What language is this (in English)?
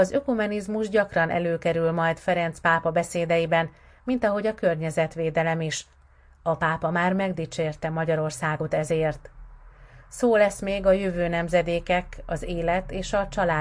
Hungarian